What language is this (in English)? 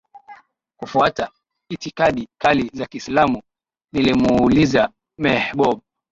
Swahili